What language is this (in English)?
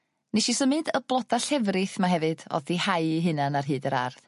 Welsh